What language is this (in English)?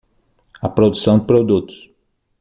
Portuguese